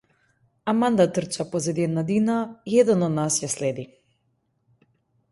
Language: Macedonian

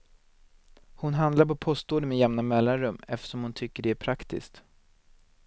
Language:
Swedish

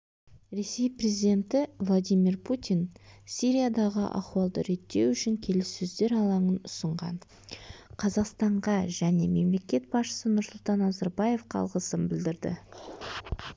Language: Kazakh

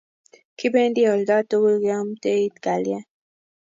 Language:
Kalenjin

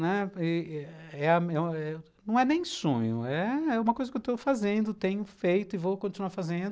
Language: Portuguese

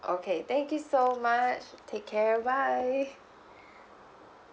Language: English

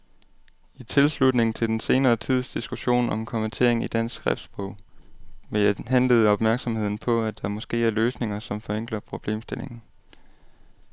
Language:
Danish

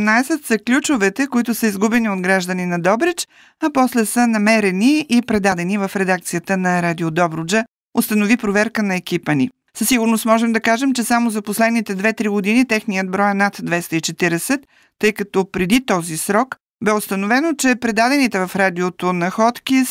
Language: Bulgarian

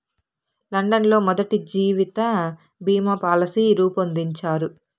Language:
Telugu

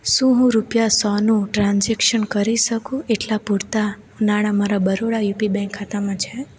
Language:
Gujarati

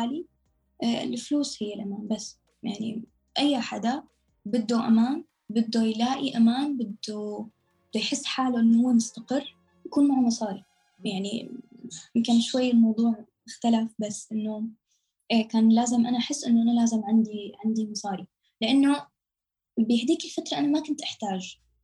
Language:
Arabic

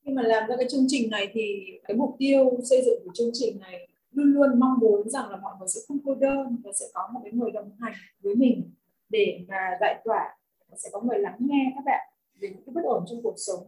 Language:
Vietnamese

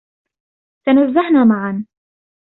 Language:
Arabic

